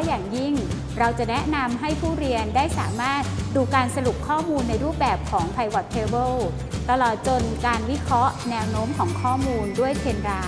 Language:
Thai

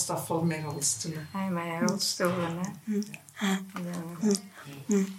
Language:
Dutch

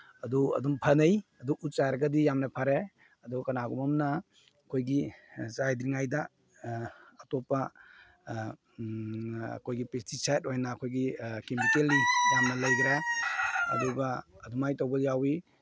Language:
Manipuri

